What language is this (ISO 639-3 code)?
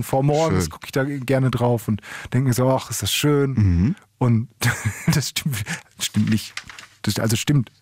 deu